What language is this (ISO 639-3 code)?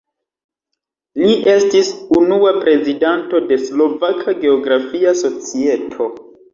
epo